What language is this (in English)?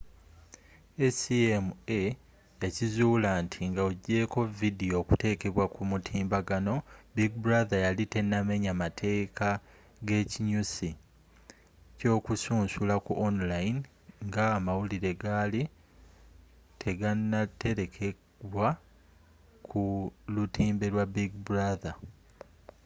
Ganda